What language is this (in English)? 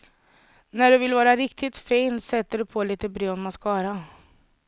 Swedish